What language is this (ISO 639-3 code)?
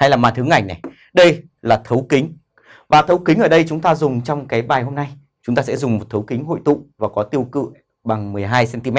vie